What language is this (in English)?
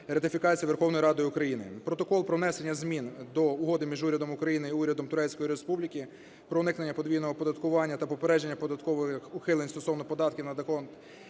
Ukrainian